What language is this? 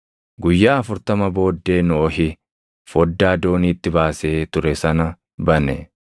Oromo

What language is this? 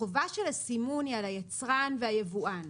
Hebrew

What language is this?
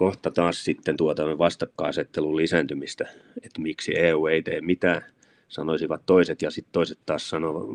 Finnish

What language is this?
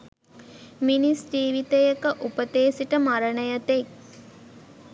Sinhala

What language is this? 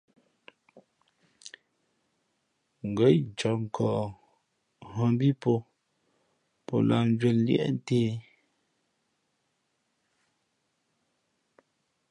Fe'fe'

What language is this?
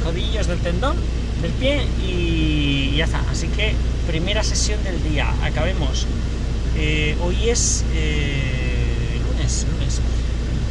Spanish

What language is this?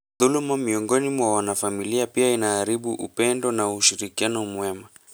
Luo (Kenya and Tanzania)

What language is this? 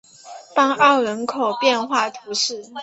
Chinese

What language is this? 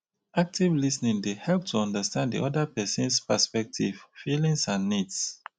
Nigerian Pidgin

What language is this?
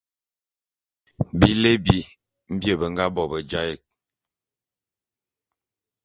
Bulu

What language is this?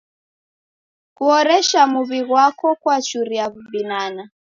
Taita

